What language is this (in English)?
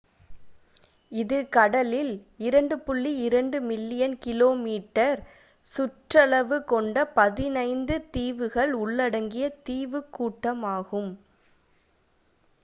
Tamil